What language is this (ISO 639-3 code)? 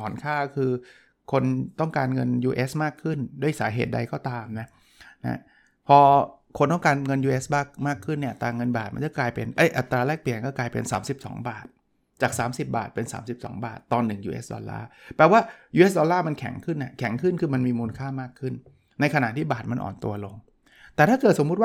tha